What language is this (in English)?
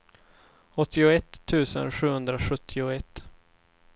Swedish